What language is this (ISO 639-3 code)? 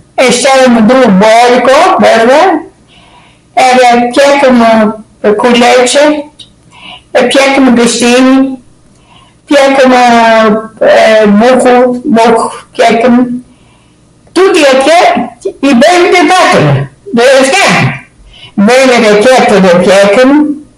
aat